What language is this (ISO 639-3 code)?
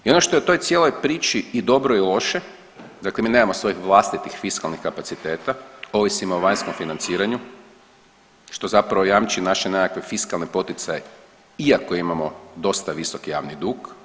hrv